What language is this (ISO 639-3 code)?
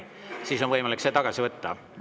est